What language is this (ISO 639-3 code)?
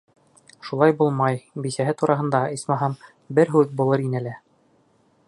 bak